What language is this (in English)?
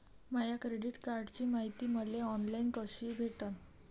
Marathi